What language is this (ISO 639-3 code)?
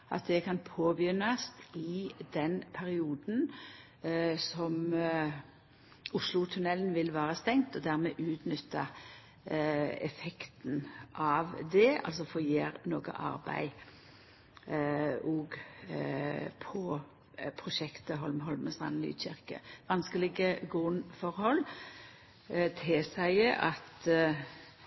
nno